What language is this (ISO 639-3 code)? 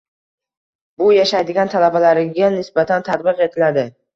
uzb